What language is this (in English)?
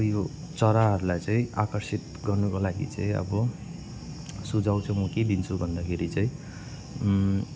Nepali